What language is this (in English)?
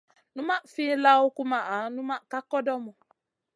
Masana